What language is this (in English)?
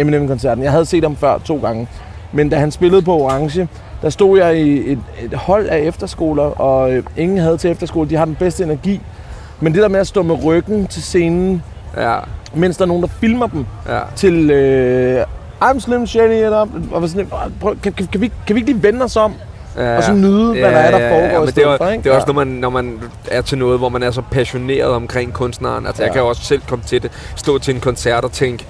Danish